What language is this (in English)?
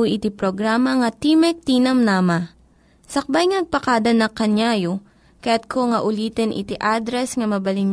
Filipino